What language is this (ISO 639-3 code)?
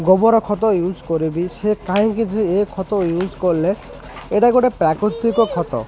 ori